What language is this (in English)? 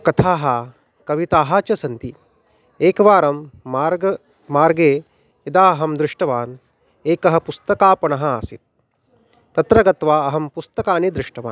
Sanskrit